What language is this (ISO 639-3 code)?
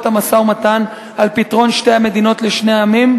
heb